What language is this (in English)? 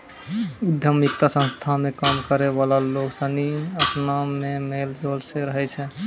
Maithili